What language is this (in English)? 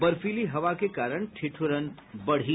Hindi